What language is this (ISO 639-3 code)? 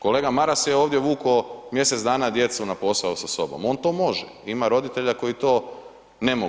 hrv